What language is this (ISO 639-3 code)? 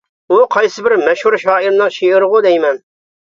uig